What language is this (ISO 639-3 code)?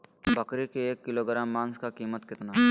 mag